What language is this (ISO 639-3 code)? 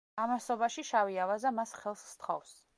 kat